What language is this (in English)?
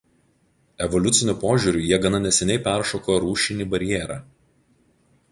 Lithuanian